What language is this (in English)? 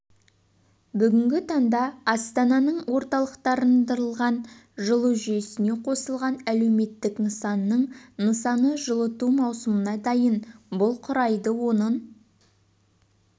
Kazakh